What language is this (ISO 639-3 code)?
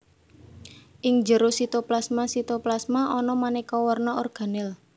jav